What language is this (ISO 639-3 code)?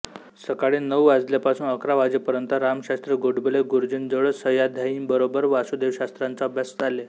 mar